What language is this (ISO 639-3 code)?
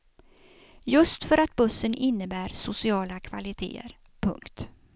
swe